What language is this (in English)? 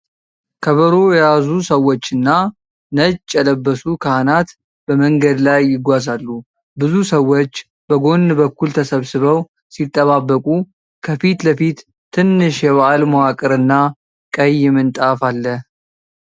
Amharic